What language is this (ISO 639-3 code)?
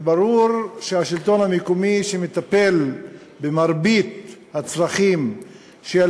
heb